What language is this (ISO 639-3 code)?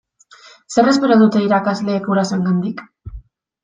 eus